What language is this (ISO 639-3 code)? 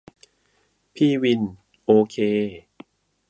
tha